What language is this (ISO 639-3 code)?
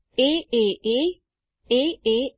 guj